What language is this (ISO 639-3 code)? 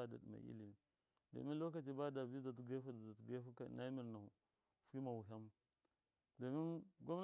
mkf